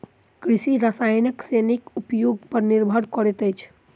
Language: Maithili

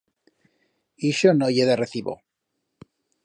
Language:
Aragonese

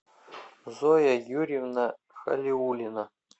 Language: Russian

